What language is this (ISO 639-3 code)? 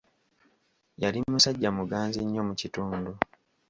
lug